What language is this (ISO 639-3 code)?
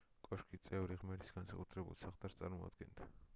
kat